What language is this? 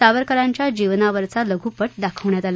Marathi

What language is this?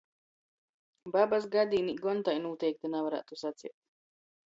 Latgalian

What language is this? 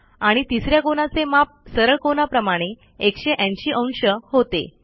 Marathi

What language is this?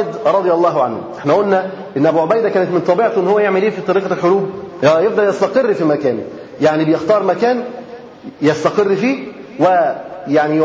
Arabic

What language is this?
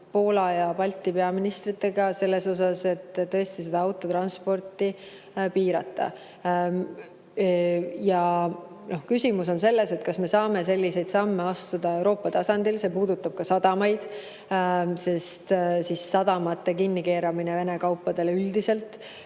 Estonian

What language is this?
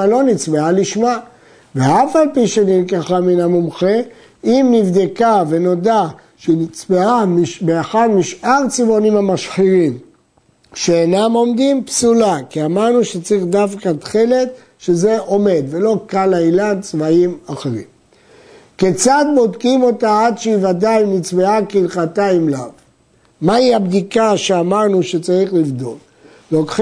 Hebrew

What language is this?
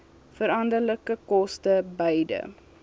Afrikaans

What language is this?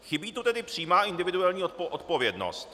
Czech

